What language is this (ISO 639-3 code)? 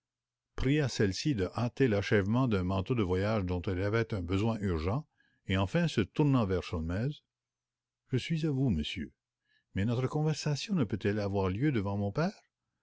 fra